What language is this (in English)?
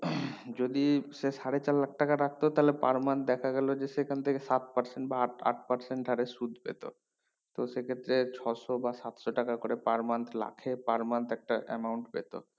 Bangla